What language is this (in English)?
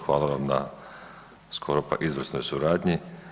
Croatian